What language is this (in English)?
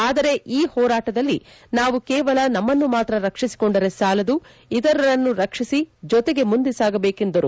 Kannada